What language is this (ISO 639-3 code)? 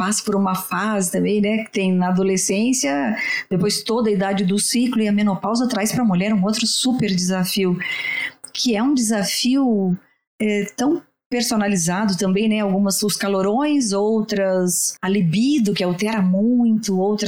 por